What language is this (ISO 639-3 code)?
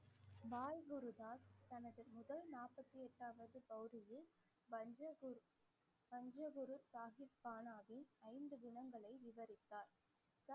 tam